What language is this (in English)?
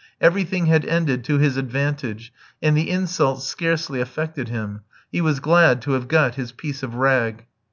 English